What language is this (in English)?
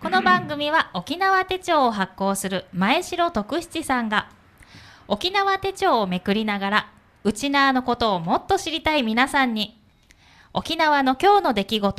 Japanese